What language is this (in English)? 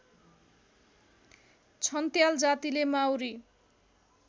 Nepali